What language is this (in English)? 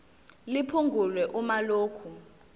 Zulu